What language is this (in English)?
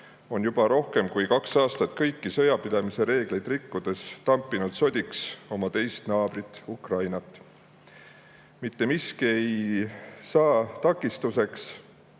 Estonian